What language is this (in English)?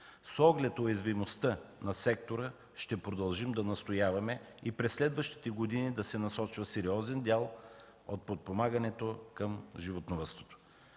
Bulgarian